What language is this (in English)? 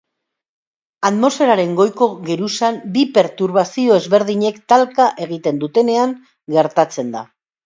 Basque